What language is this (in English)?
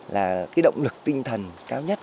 Vietnamese